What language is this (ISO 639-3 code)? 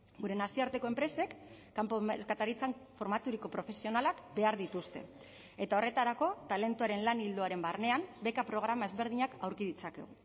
eus